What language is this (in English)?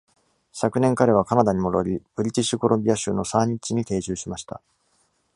Japanese